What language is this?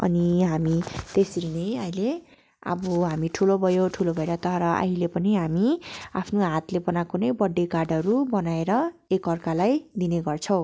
Nepali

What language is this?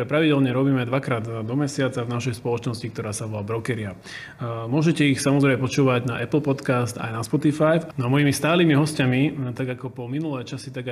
Slovak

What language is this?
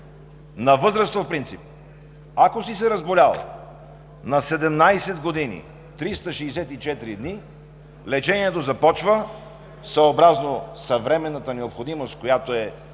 Bulgarian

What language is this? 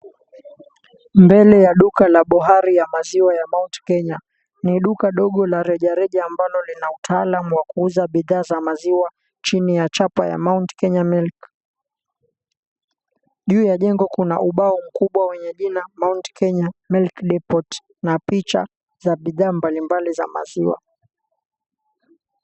Swahili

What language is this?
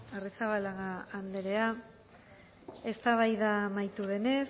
Basque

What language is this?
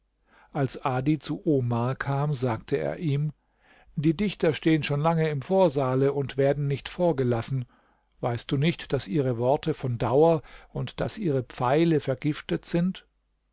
German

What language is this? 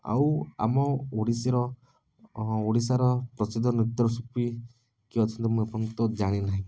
Odia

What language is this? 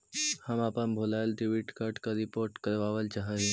Magahi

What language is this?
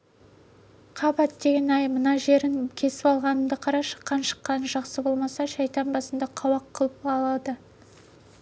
Kazakh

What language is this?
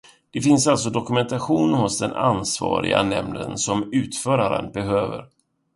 Swedish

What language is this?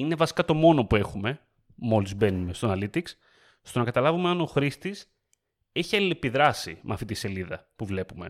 Greek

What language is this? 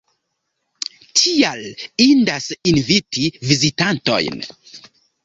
Esperanto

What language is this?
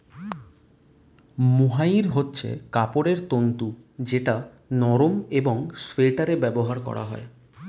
Bangla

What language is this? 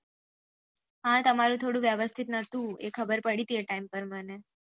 Gujarati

